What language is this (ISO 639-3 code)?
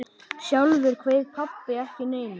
isl